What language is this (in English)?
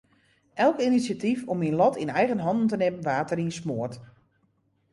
Western Frisian